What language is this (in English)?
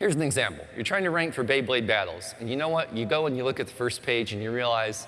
English